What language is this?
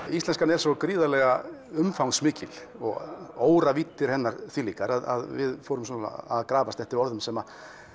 Icelandic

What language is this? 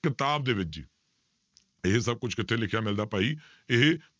Punjabi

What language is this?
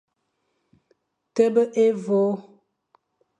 Fang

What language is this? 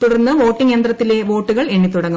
Malayalam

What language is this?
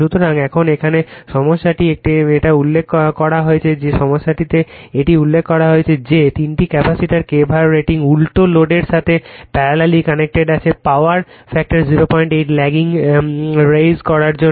Bangla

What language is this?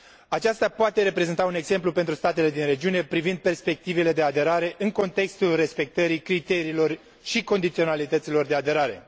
Romanian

